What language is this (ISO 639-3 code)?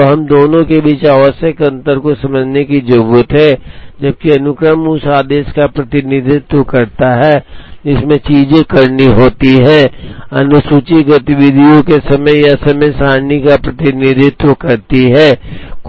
hin